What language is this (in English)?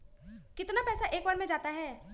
Magahi